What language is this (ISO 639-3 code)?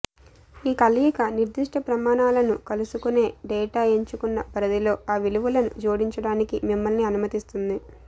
tel